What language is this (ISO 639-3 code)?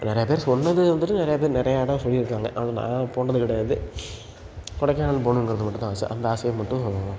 tam